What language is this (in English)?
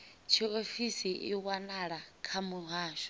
Venda